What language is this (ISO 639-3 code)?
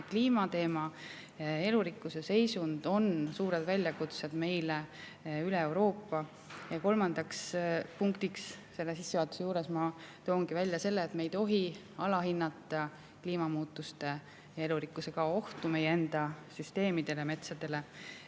est